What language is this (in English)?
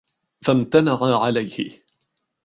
Arabic